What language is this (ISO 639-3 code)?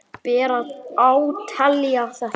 isl